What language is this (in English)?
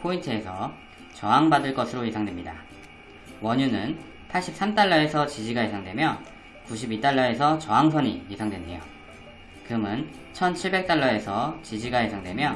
Korean